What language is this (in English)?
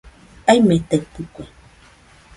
Nüpode Huitoto